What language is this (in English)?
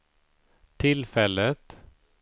Swedish